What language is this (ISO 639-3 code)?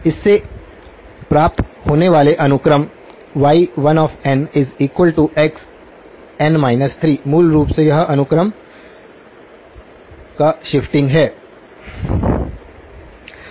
hin